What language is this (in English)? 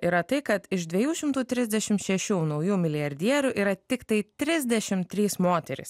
Lithuanian